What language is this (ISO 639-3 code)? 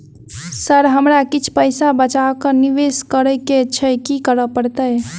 mai